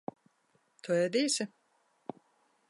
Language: Latvian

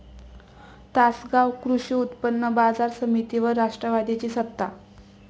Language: Marathi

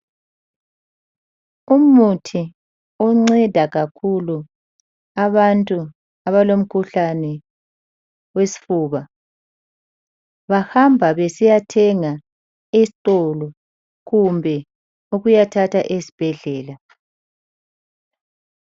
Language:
North Ndebele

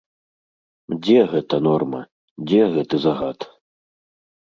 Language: Belarusian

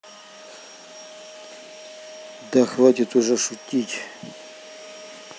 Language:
Russian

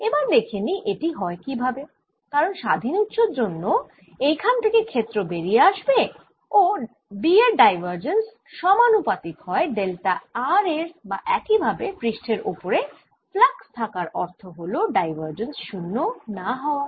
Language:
Bangla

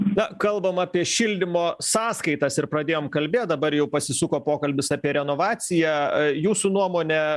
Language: Lithuanian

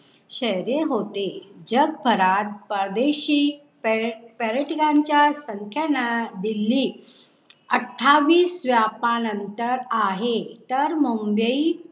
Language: Marathi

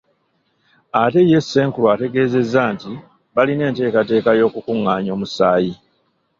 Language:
Ganda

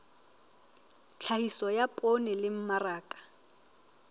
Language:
Southern Sotho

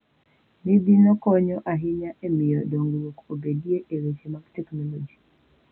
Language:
Luo (Kenya and Tanzania)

